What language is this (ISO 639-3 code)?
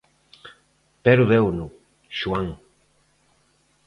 glg